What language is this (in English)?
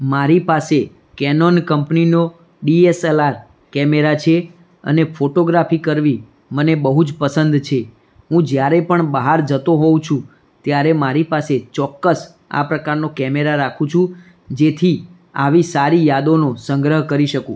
Gujarati